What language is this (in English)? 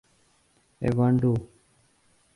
Urdu